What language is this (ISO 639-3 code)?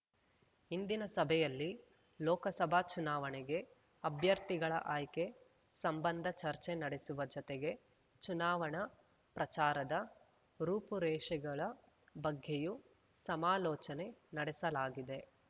kan